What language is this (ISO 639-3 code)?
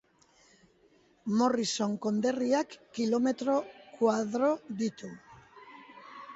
eus